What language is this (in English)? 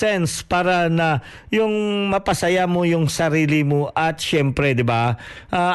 Filipino